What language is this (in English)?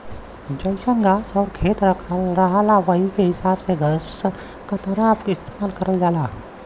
Bhojpuri